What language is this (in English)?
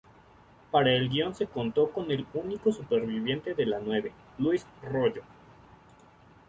Spanish